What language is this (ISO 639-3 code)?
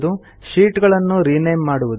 kan